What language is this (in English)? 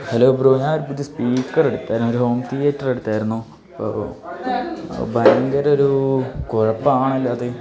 Malayalam